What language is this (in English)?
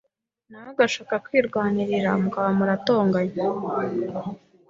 Kinyarwanda